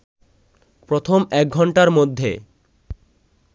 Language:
Bangla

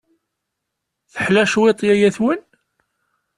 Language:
Kabyle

